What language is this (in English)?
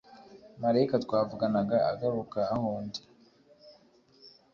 Kinyarwanda